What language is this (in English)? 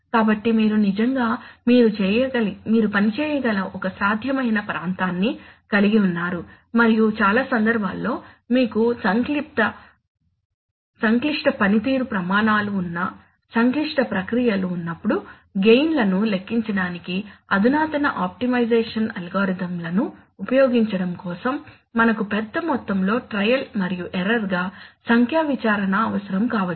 Telugu